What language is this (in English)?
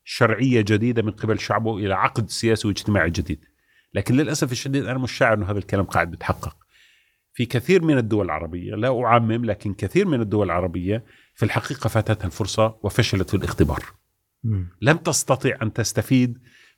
Arabic